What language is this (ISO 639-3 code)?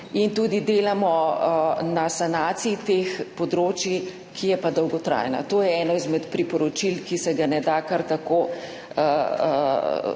slv